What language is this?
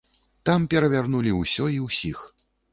Belarusian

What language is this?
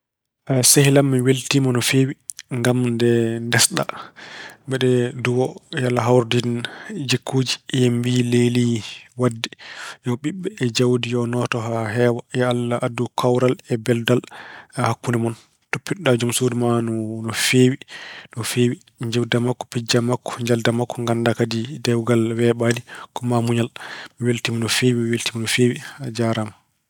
Fula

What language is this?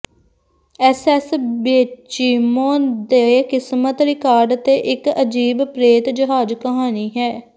Punjabi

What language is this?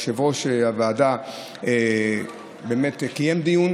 Hebrew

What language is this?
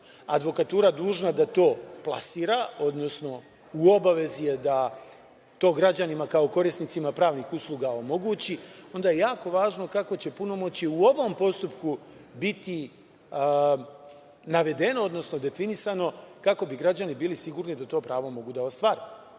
Serbian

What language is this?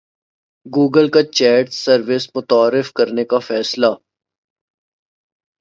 Urdu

